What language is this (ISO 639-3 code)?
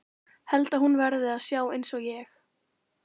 isl